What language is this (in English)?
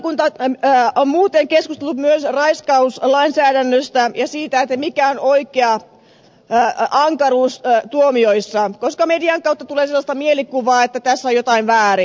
Finnish